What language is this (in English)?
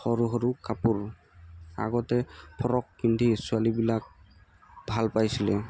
Assamese